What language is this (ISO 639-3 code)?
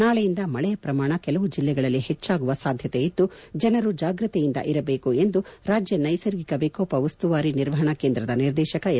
kan